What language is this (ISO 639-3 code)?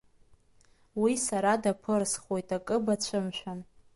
abk